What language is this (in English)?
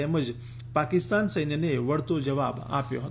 Gujarati